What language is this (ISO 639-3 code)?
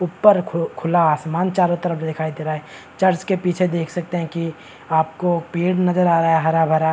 hin